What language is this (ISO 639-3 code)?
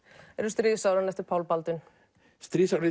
isl